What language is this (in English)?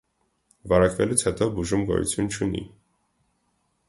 Armenian